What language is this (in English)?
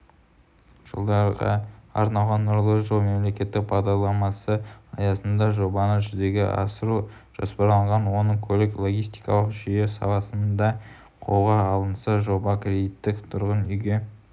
Kazakh